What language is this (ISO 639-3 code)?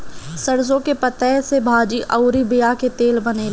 bho